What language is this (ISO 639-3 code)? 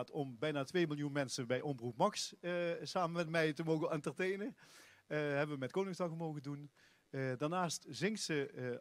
nld